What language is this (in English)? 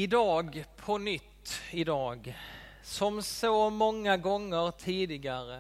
Swedish